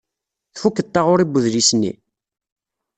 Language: Kabyle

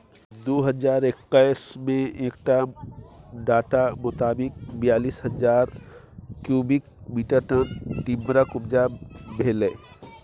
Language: Maithili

